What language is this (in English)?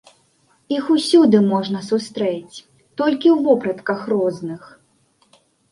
Belarusian